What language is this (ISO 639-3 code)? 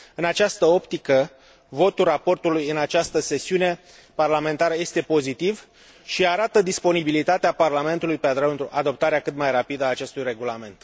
ron